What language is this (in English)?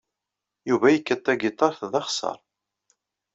Kabyle